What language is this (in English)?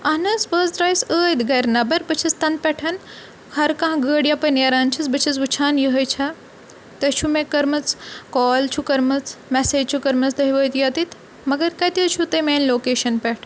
Kashmiri